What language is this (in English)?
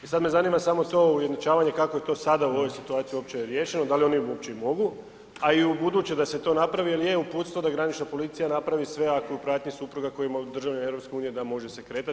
Croatian